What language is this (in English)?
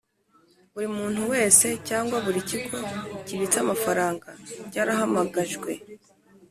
Kinyarwanda